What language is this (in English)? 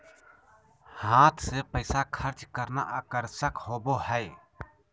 Magahi